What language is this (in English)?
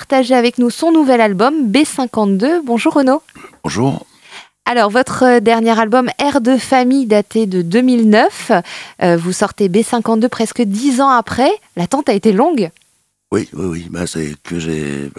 French